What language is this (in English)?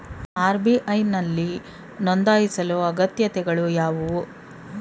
Kannada